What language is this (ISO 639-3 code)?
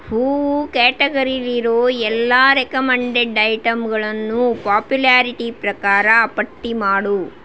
kan